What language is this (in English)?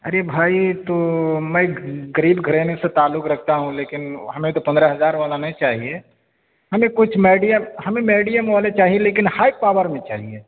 Urdu